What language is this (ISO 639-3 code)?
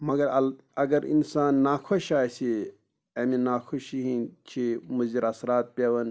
kas